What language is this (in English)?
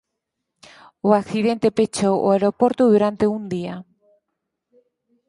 Galician